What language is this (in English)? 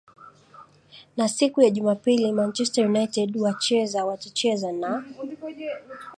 Swahili